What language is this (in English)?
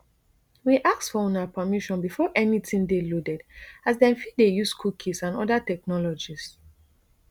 Nigerian Pidgin